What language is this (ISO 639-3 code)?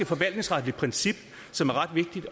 dan